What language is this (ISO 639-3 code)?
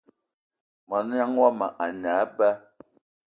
eto